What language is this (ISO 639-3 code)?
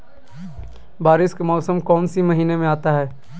mag